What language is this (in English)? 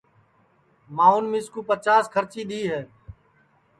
Sansi